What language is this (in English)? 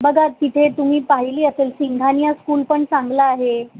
Marathi